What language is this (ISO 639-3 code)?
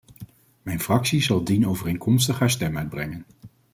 nld